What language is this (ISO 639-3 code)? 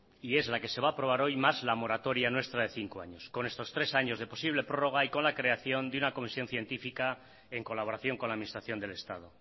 spa